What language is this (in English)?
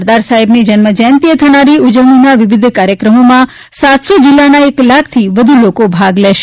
Gujarati